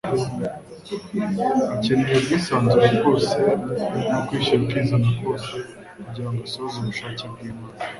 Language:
Kinyarwanda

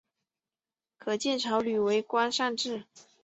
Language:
Chinese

